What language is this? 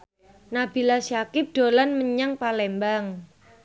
Javanese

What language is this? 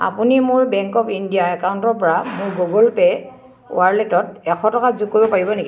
Assamese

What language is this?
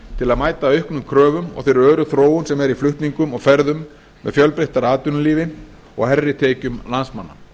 Icelandic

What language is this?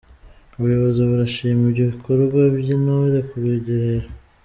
Kinyarwanda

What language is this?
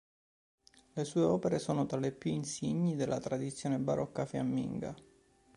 Italian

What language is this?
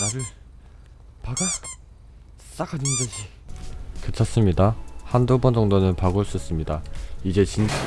Korean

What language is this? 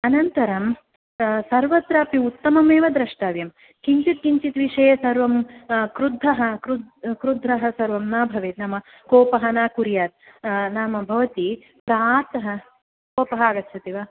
Sanskrit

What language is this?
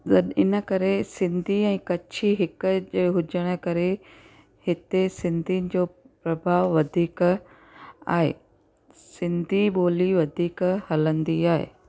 Sindhi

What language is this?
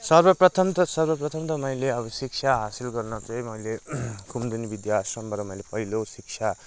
Nepali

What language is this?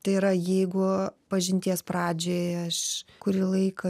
Lithuanian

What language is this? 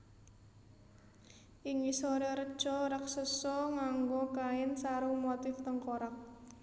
Javanese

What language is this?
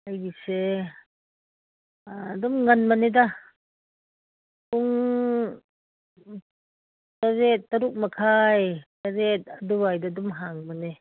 Manipuri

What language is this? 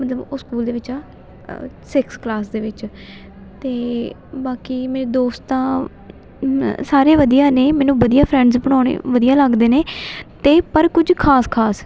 Punjabi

